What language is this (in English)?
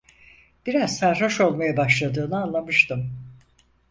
Turkish